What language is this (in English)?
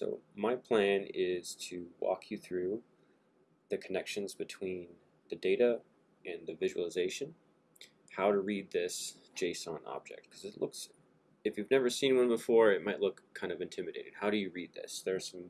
English